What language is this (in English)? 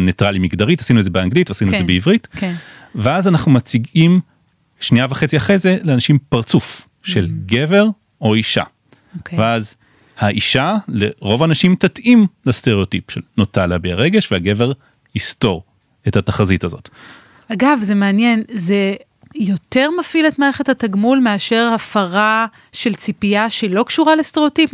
Hebrew